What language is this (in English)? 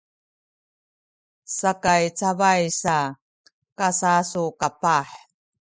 Sakizaya